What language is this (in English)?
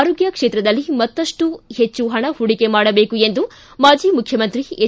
Kannada